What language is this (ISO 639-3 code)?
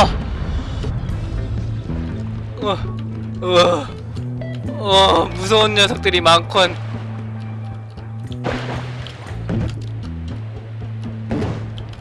kor